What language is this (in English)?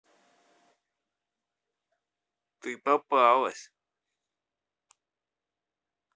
Russian